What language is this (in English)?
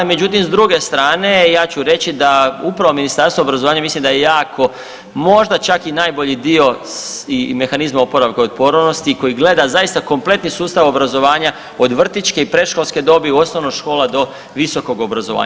Croatian